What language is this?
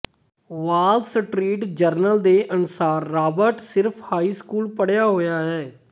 Punjabi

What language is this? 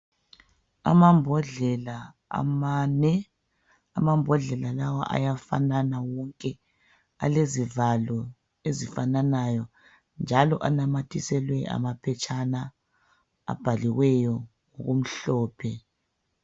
North Ndebele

